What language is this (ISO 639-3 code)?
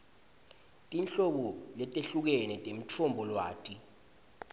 ssw